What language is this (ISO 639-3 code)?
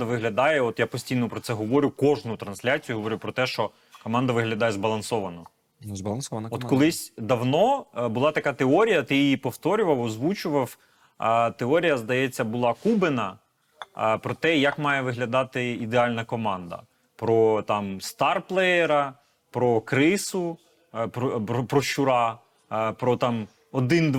ukr